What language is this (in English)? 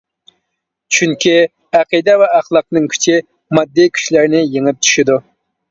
Uyghur